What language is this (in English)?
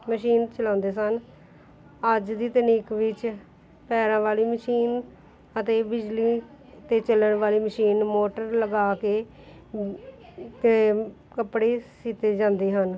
Punjabi